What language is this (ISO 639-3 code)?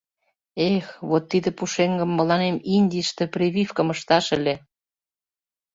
chm